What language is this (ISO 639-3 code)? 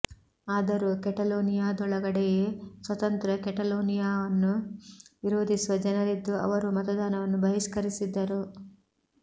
kan